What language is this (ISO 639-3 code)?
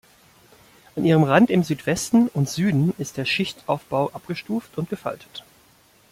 deu